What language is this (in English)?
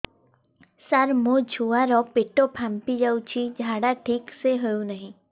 Odia